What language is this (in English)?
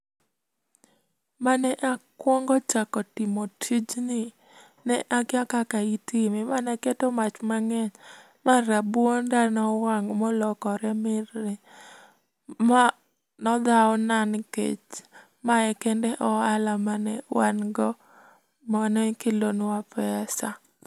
Luo (Kenya and Tanzania)